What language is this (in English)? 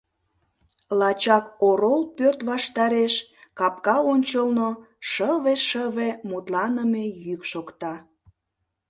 Mari